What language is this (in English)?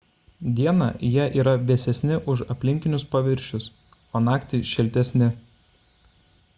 Lithuanian